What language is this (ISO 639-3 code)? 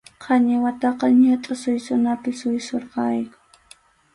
qxu